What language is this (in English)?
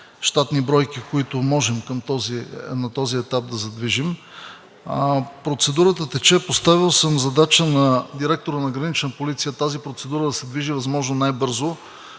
Bulgarian